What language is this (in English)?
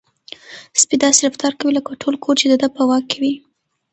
Pashto